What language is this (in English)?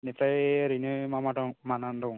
Bodo